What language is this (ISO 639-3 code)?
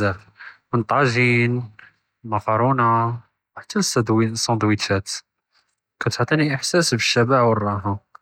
jrb